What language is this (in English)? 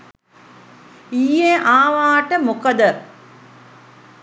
Sinhala